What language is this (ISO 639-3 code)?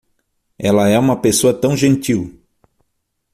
por